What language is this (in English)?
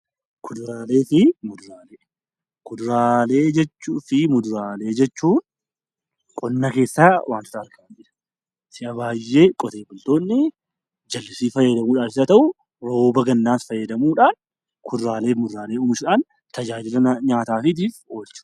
Oromo